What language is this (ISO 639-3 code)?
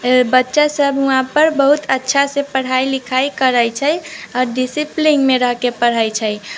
mai